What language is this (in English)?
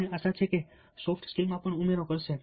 Gujarati